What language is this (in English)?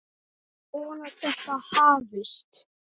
Icelandic